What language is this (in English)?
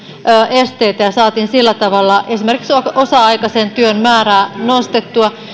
Finnish